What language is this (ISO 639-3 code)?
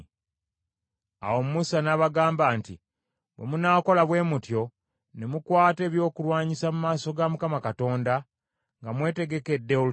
lug